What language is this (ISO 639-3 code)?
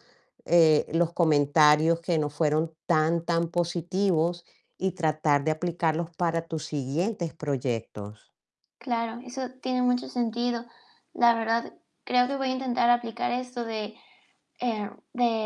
spa